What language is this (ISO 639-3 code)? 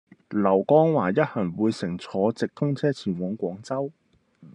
yue